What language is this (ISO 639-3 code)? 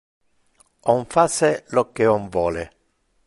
ina